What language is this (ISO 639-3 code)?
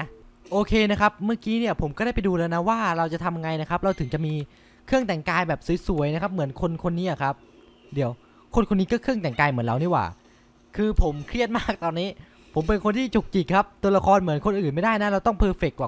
tha